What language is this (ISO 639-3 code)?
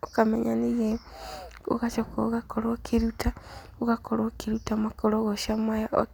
kik